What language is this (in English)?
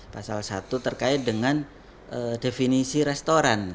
Indonesian